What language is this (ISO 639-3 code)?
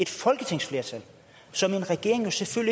dan